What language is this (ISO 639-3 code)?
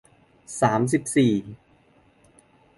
tha